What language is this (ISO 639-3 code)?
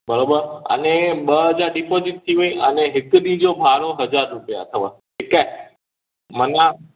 snd